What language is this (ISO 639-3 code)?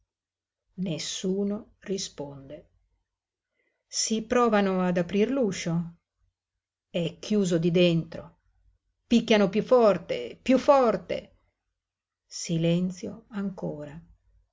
ita